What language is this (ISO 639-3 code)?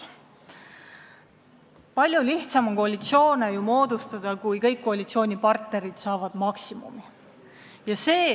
est